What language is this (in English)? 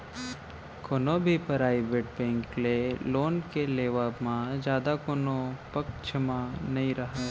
Chhattisgarhi